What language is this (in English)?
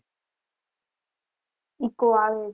Gujarati